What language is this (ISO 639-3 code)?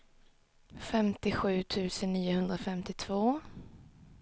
swe